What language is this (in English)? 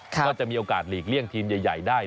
Thai